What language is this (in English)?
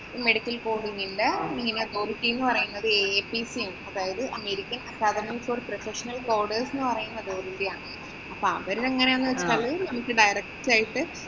Malayalam